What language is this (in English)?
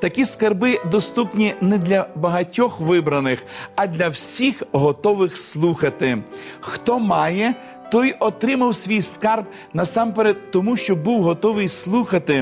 Ukrainian